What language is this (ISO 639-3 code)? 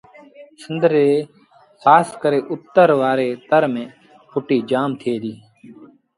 sbn